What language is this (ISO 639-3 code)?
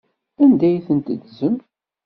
kab